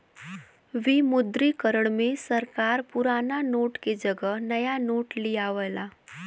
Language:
Bhojpuri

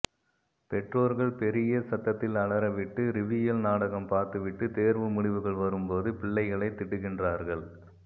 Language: Tamil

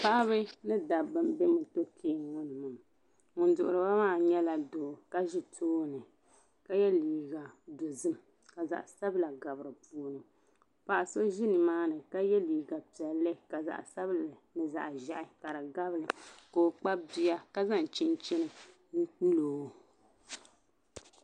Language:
Dagbani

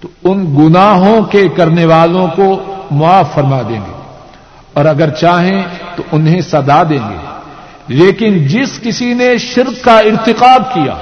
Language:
Urdu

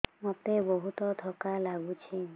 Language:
Odia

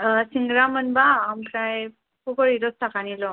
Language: Bodo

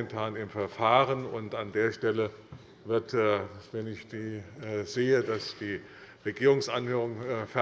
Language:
German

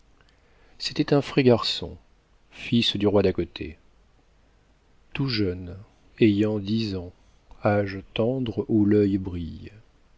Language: French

